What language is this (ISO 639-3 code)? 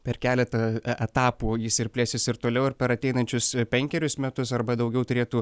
lit